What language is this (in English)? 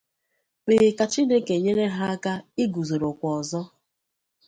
Igbo